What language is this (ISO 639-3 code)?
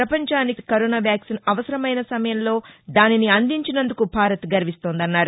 tel